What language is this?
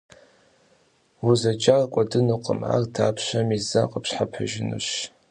Kabardian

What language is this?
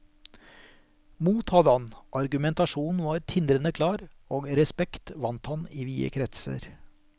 Norwegian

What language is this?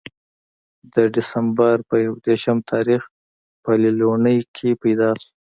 Pashto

